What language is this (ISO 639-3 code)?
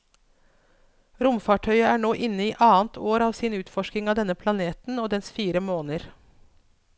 nor